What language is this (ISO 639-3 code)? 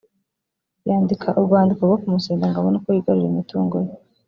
kin